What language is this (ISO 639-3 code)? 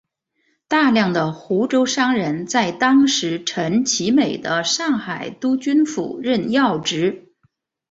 zho